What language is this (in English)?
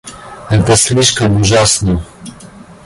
Russian